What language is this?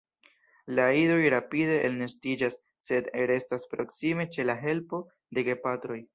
Esperanto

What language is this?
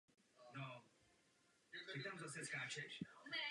Czech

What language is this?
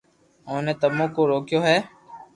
Loarki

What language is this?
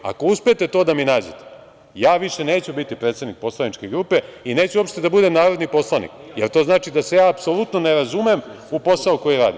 Serbian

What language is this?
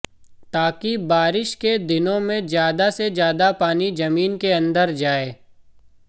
Hindi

